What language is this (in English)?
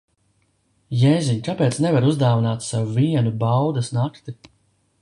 Latvian